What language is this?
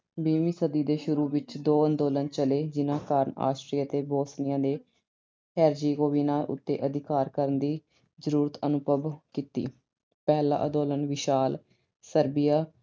Punjabi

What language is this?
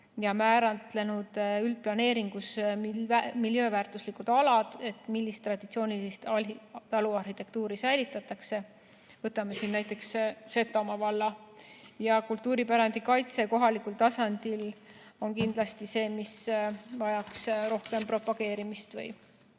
Estonian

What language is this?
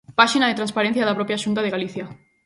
Galician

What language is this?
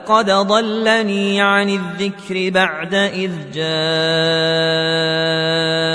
Arabic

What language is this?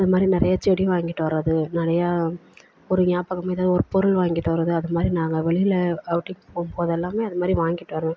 Tamil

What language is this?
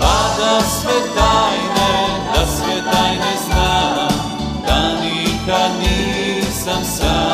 Croatian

